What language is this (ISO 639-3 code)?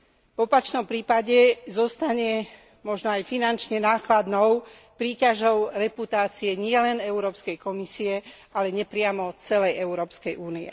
slk